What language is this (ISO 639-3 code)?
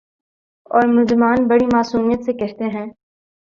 urd